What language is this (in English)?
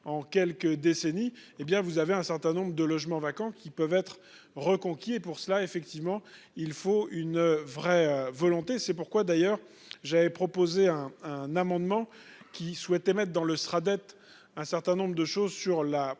French